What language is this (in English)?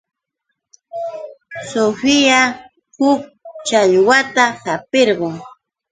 Yauyos Quechua